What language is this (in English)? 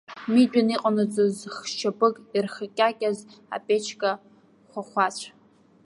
Abkhazian